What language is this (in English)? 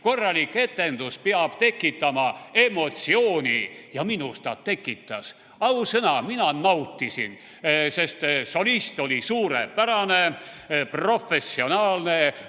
Estonian